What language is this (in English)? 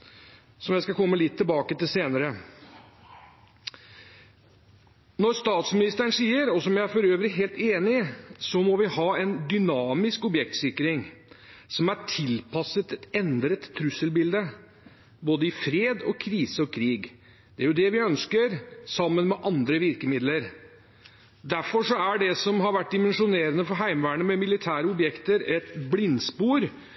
Norwegian Bokmål